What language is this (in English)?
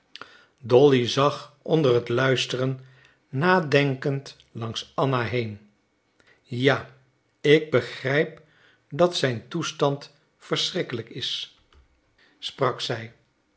Dutch